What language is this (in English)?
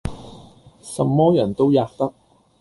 Cantonese